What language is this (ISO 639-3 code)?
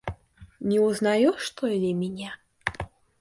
rus